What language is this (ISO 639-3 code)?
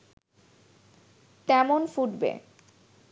ben